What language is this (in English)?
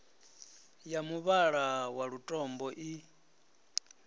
Venda